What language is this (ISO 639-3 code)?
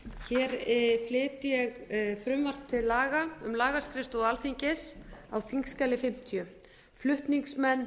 isl